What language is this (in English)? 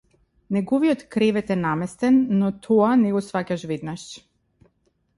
Macedonian